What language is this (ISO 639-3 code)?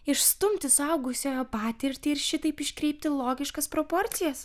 lit